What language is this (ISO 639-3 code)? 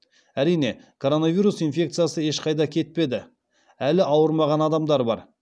kaz